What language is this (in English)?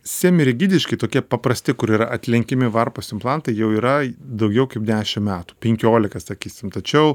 Lithuanian